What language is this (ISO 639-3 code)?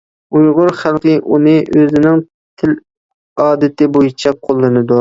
uig